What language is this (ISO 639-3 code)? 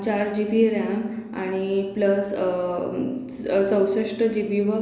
mar